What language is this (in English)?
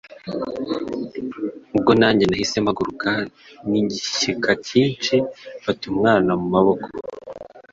Kinyarwanda